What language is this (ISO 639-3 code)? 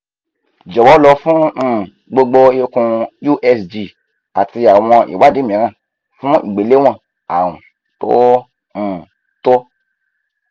yor